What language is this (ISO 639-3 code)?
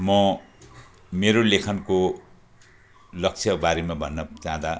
nep